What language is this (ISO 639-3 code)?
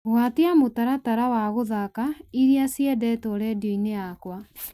kik